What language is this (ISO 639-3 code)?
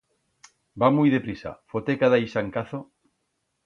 arg